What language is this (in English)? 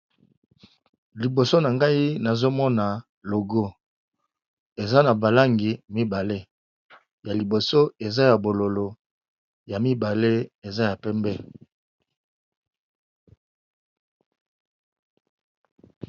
Lingala